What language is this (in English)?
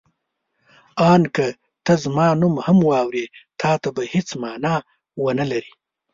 Pashto